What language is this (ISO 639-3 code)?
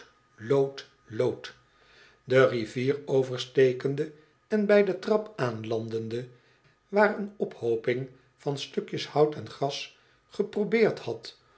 nld